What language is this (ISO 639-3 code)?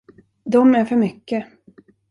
swe